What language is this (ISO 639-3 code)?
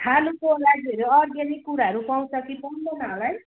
nep